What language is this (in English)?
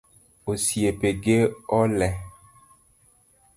Luo (Kenya and Tanzania)